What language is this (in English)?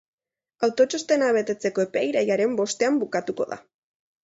Basque